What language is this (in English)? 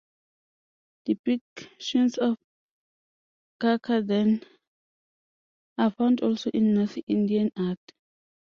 English